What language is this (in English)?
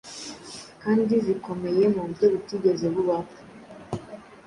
Kinyarwanda